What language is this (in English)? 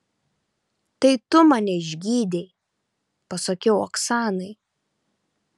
Lithuanian